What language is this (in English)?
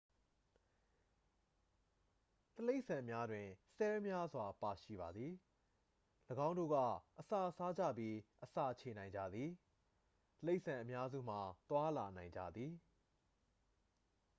Burmese